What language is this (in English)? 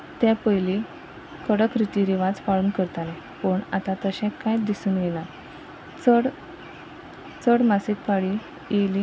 Konkani